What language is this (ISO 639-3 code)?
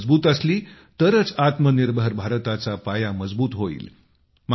mar